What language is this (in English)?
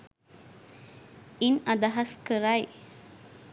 Sinhala